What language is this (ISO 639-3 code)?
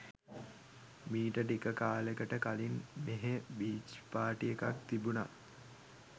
sin